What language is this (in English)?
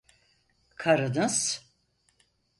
Turkish